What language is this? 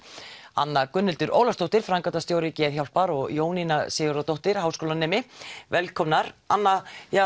Icelandic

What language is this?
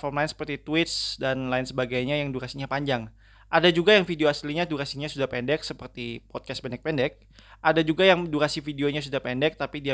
Indonesian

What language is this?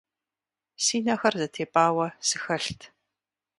Kabardian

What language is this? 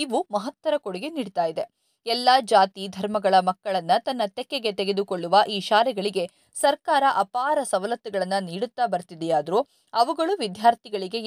Kannada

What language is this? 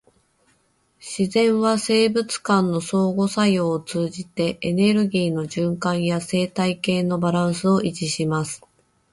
Japanese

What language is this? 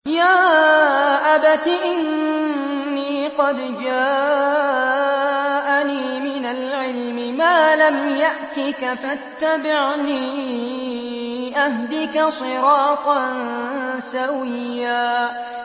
Arabic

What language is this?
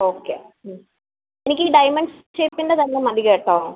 Malayalam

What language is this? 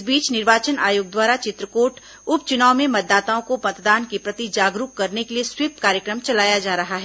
Hindi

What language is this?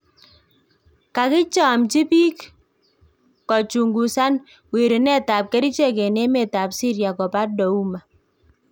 Kalenjin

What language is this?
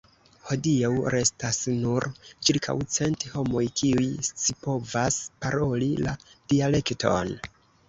Esperanto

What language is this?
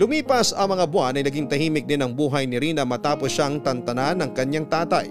Filipino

